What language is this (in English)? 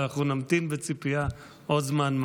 Hebrew